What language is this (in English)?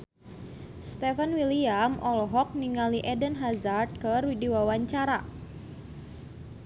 Sundanese